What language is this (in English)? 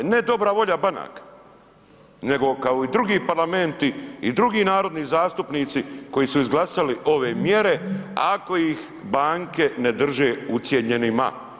Croatian